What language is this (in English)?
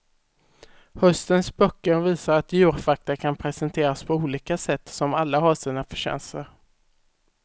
Swedish